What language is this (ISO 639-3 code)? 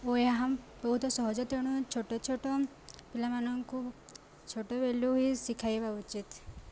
ori